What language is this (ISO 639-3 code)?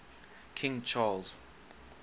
eng